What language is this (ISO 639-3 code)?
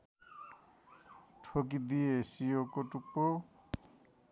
nep